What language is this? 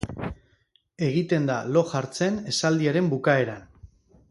Basque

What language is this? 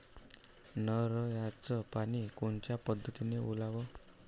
Marathi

